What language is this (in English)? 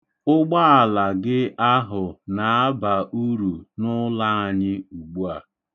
Igbo